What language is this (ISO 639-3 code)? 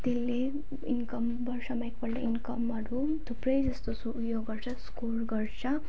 nep